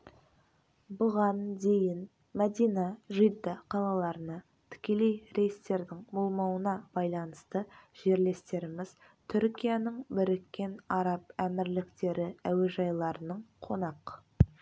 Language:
Kazakh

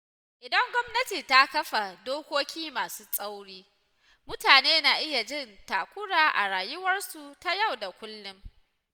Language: Hausa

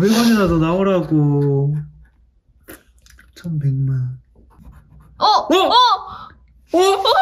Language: Korean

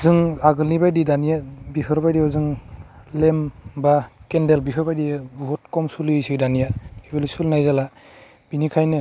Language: Bodo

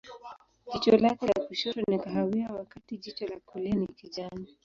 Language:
Swahili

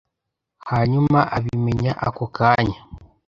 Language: Kinyarwanda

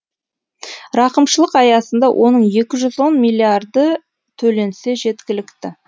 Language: Kazakh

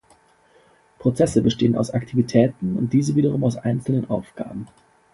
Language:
German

